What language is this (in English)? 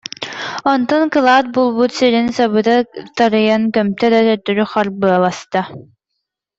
Yakut